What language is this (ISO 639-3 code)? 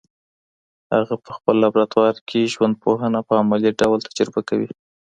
pus